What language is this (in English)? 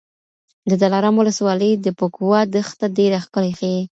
Pashto